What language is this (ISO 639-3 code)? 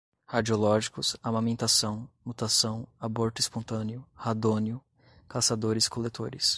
por